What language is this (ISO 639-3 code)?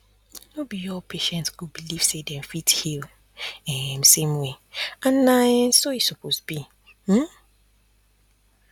pcm